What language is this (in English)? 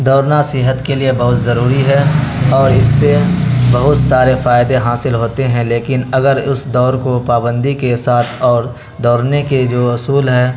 Urdu